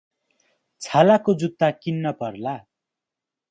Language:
Nepali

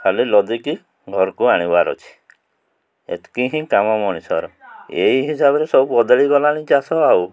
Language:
Odia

